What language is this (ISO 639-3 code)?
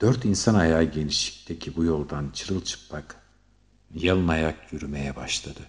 tur